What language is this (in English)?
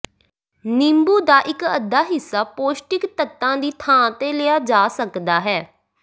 Punjabi